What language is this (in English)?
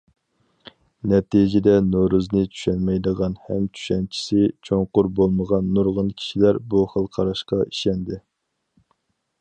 Uyghur